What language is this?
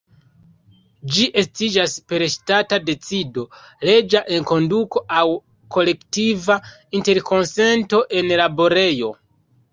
Esperanto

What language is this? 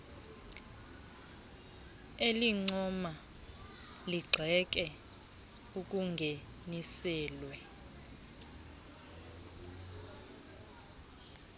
Xhosa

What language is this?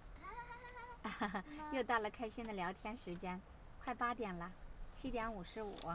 Chinese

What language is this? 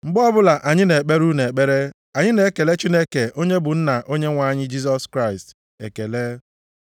Igbo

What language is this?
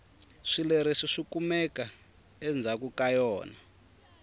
Tsonga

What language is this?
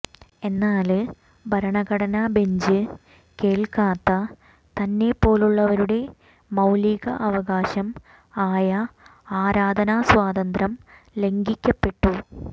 Malayalam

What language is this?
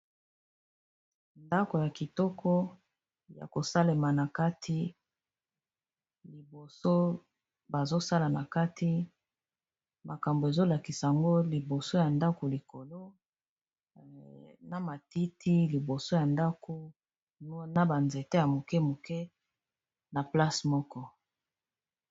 Lingala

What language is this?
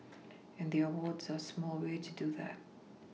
English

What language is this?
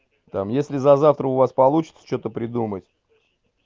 Russian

